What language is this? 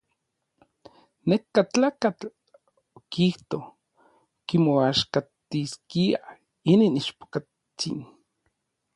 Orizaba Nahuatl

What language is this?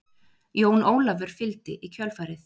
Icelandic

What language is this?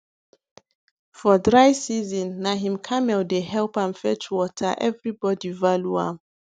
Nigerian Pidgin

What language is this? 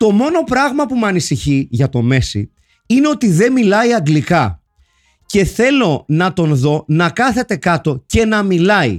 Greek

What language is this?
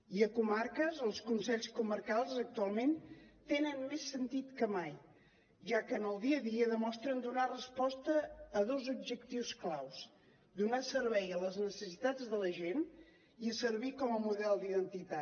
Catalan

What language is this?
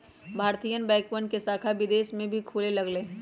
Magahi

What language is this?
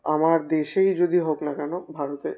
Bangla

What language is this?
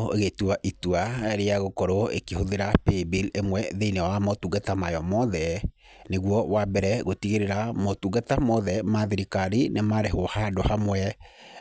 Kikuyu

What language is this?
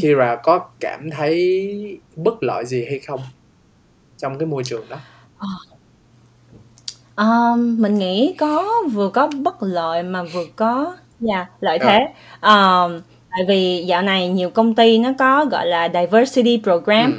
Vietnamese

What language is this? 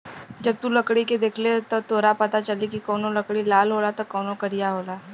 Bhojpuri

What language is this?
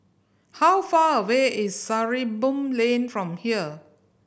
English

